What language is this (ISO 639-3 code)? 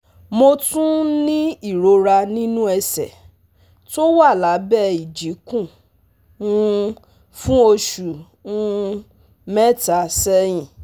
yor